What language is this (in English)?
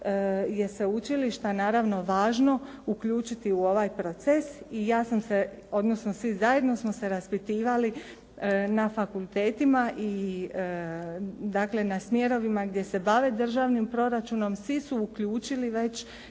Croatian